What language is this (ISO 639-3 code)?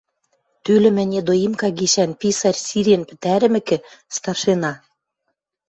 mrj